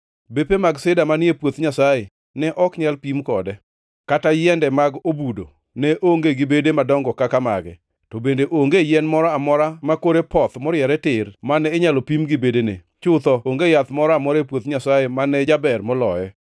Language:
Luo (Kenya and Tanzania)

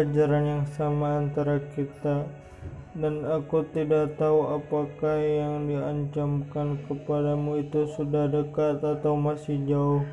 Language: Indonesian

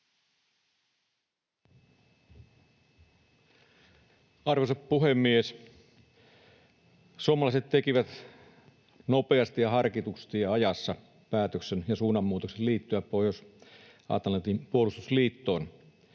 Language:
Finnish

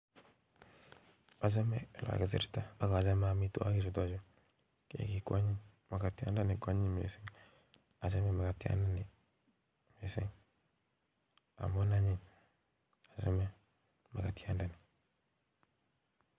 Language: Kalenjin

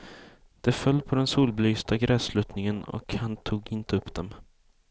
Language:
Swedish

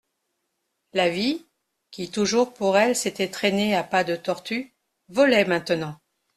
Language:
French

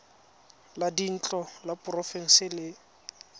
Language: Tswana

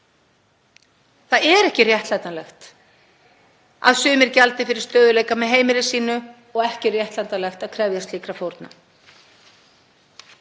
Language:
Icelandic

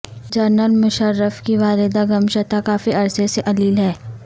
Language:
Urdu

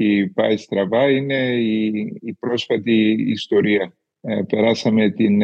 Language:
Greek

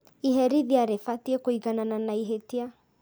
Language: Kikuyu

